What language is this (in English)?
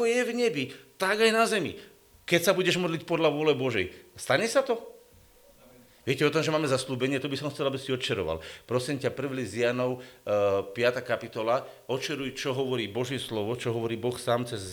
Slovak